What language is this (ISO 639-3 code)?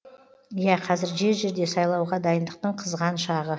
kaz